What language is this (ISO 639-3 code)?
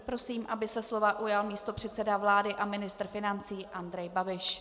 ces